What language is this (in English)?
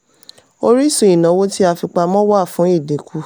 Yoruba